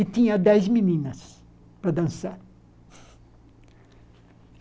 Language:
Portuguese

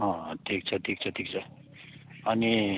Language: Nepali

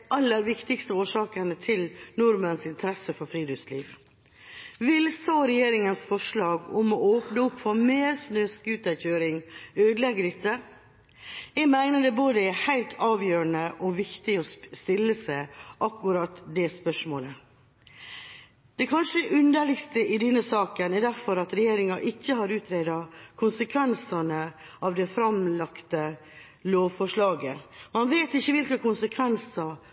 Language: Norwegian Bokmål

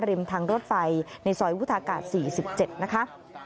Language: Thai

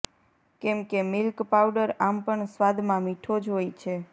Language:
Gujarati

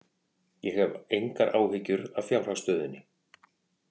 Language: Icelandic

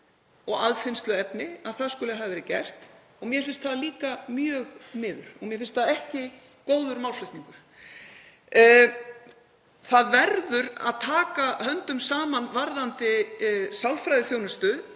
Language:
Icelandic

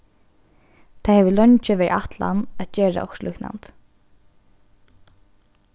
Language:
Faroese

